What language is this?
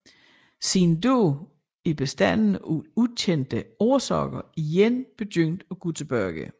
Danish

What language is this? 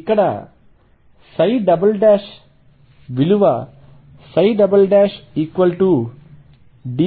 Telugu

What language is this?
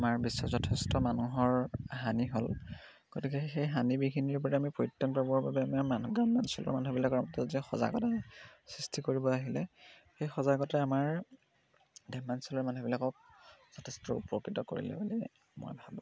Assamese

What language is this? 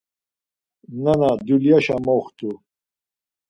Laz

